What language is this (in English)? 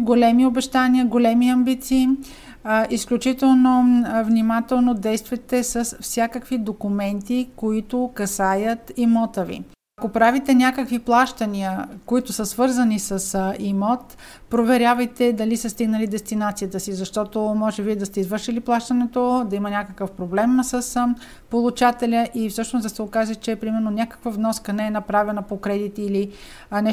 Bulgarian